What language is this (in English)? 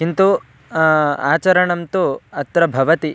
Sanskrit